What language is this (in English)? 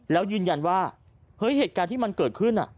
Thai